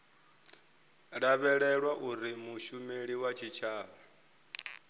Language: Venda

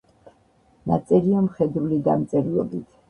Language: Georgian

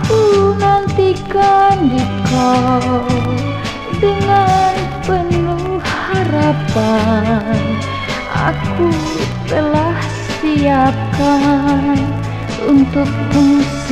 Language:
Indonesian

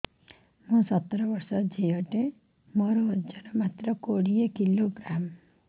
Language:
Odia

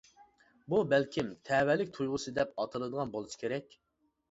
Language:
Uyghur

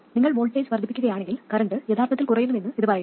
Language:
Malayalam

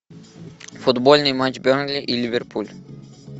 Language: Russian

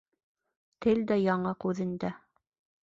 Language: Bashkir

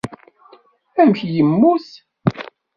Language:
Kabyle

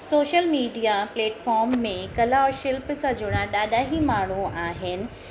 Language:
Sindhi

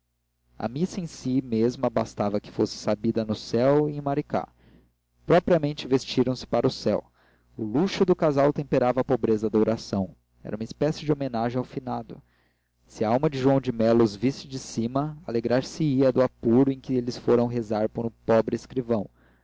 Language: Portuguese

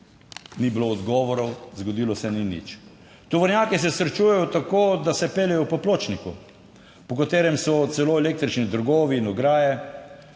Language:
Slovenian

